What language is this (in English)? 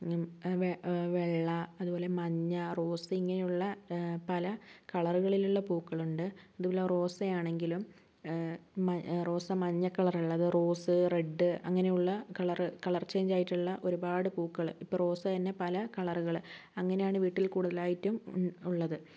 Malayalam